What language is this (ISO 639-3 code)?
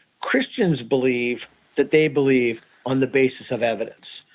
eng